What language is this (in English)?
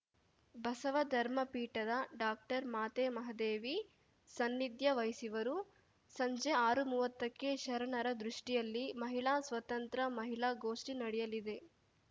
Kannada